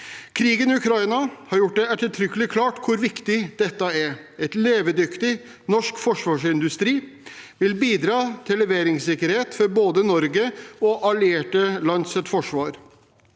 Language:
Norwegian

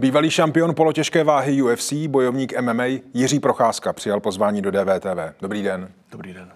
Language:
Czech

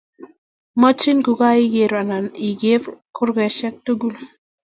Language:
Kalenjin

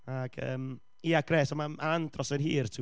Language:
Welsh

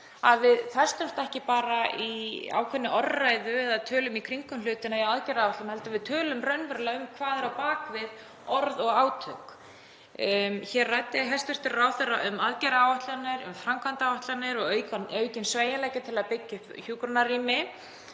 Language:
Icelandic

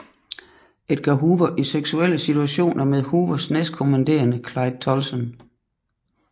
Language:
Danish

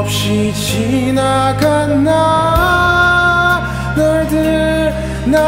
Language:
Korean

